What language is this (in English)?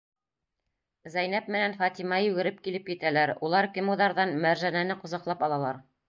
Bashkir